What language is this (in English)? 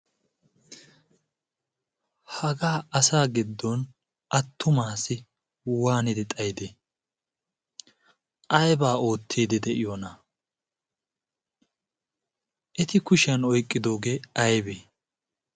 Wolaytta